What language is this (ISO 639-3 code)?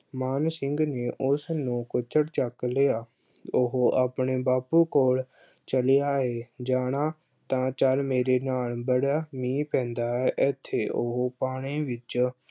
pan